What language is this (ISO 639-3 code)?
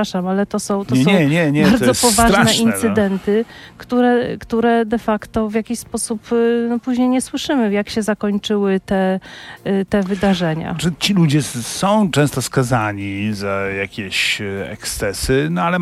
pol